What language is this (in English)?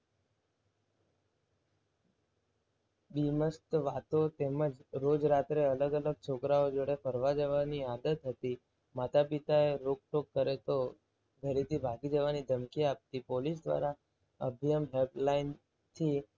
Gujarati